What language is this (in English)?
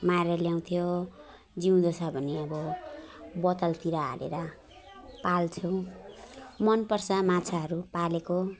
Nepali